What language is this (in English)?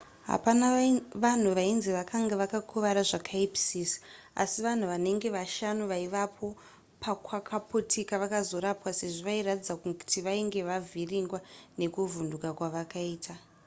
Shona